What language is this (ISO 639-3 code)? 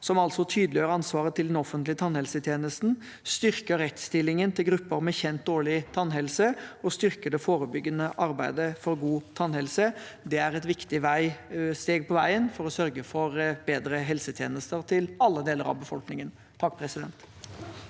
nor